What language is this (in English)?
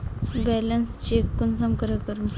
Magahi